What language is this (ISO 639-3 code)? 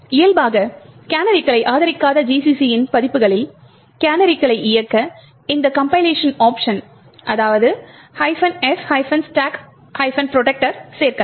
tam